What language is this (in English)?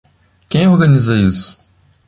Portuguese